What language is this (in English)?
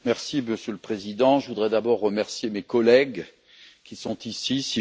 French